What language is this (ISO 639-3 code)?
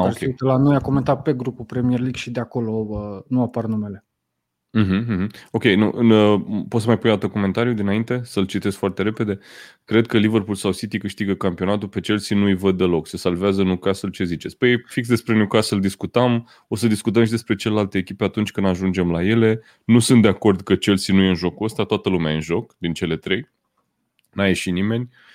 ron